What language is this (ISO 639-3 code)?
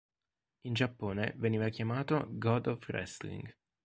ita